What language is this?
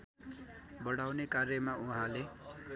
Nepali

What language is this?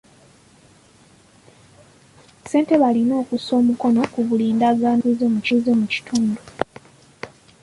Ganda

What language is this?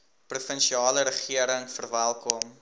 Afrikaans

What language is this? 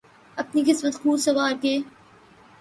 Urdu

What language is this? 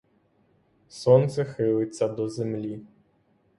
Ukrainian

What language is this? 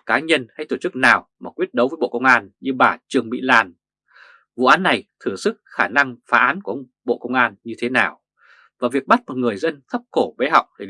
Vietnamese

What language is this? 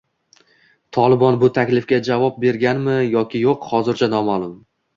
Uzbek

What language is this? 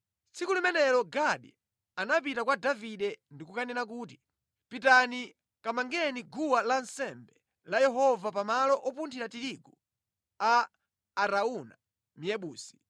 Nyanja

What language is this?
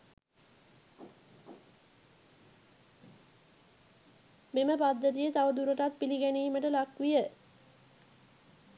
Sinhala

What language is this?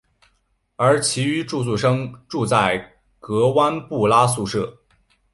Chinese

